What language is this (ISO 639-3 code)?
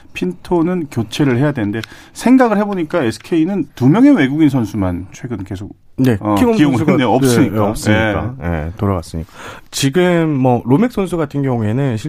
kor